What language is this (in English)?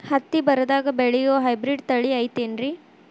Kannada